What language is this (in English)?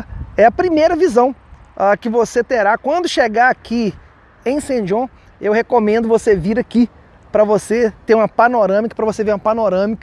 Portuguese